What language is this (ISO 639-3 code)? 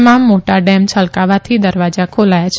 guj